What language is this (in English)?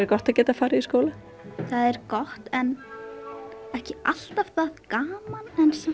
Icelandic